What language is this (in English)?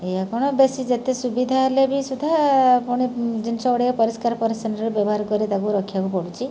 Odia